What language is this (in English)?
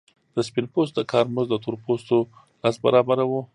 Pashto